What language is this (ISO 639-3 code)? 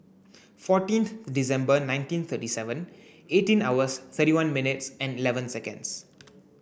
eng